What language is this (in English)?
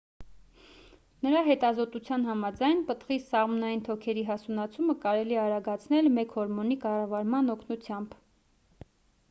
Armenian